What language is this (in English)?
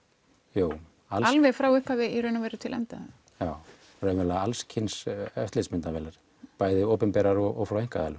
Icelandic